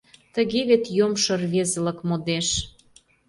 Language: Mari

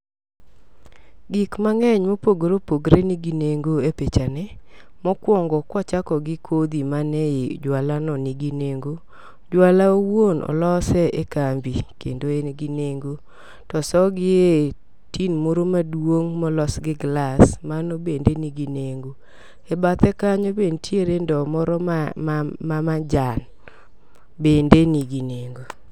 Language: Luo (Kenya and Tanzania)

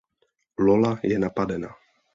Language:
Czech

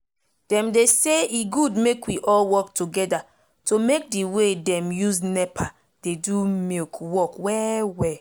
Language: Nigerian Pidgin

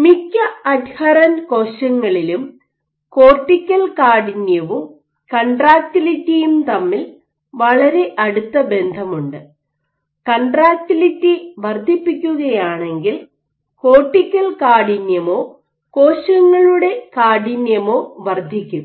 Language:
Malayalam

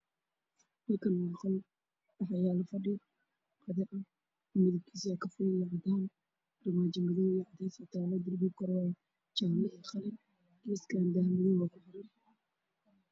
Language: Somali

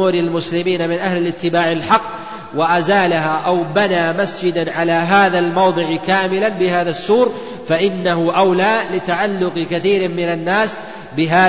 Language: Arabic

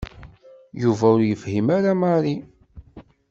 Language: Kabyle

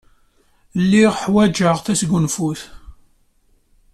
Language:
Kabyle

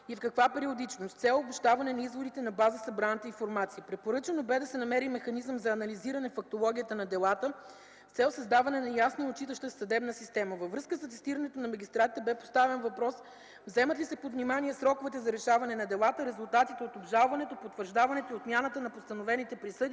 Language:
Bulgarian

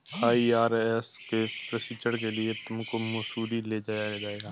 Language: Hindi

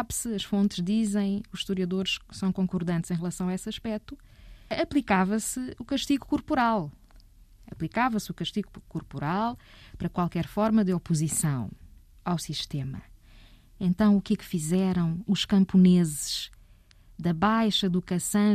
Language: Portuguese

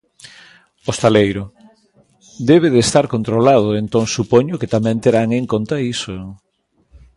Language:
Galician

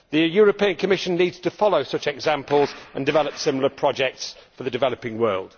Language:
English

